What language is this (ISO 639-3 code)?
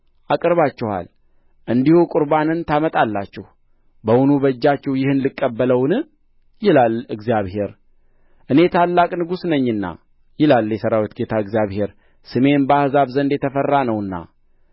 amh